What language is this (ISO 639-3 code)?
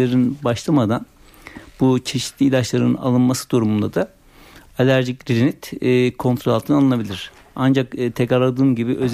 tur